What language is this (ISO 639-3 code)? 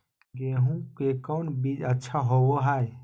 mag